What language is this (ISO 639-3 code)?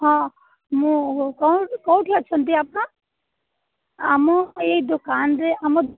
ori